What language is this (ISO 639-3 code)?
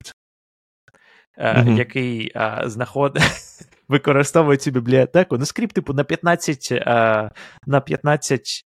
ukr